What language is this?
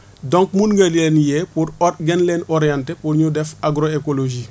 Wolof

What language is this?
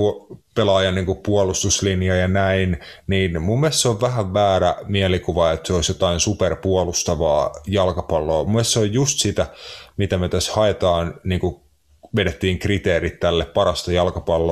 Finnish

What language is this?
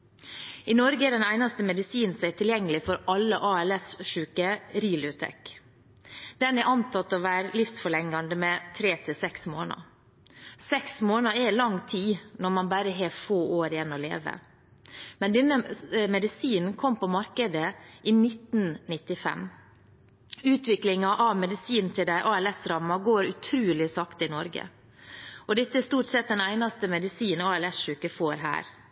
Norwegian Bokmål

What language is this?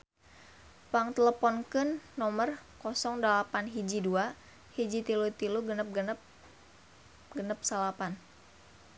Sundanese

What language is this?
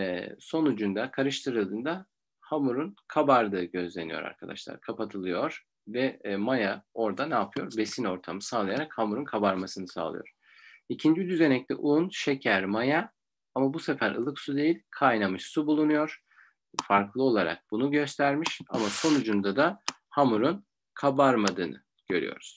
Turkish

